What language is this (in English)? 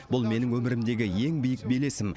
Kazakh